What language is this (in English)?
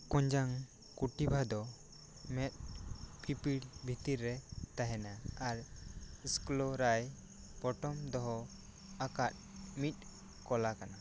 Santali